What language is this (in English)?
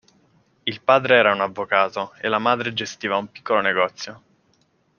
Italian